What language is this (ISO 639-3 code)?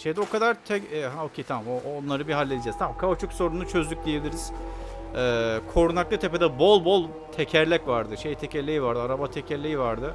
tur